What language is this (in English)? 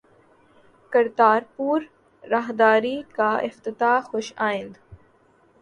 Urdu